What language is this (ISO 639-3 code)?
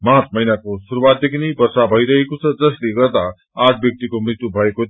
nep